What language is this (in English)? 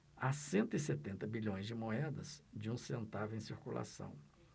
Portuguese